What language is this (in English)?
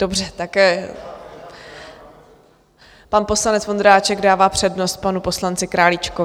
Czech